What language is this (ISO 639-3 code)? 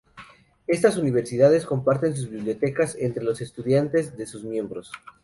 spa